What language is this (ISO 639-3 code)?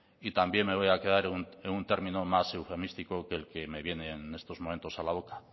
spa